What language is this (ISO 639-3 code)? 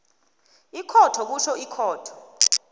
nbl